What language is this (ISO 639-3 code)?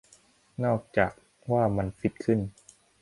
tha